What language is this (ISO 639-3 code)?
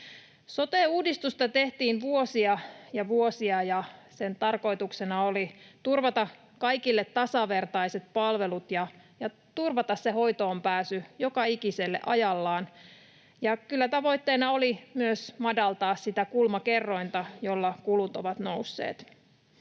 fin